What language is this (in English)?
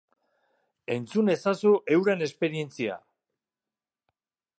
Basque